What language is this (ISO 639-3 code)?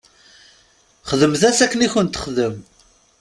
kab